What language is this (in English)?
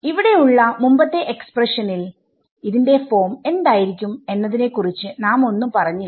Malayalam